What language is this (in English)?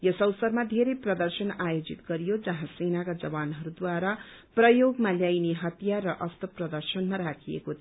Nepali